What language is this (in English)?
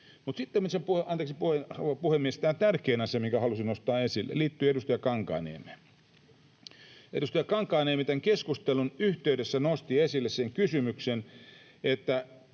Finnish